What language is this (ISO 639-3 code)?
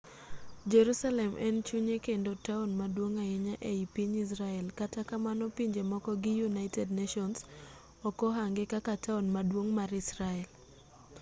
luo